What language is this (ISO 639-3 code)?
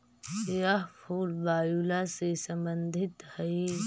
mag